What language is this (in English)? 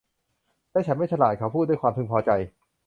Thai